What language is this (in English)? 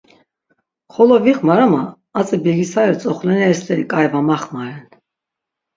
Laz